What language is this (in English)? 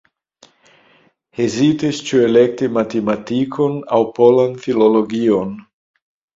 Esperanto